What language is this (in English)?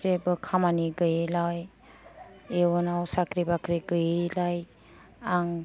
Bodo